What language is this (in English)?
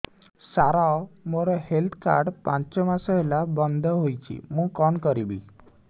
Odia